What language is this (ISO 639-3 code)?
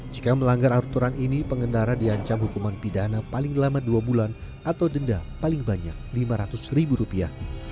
ind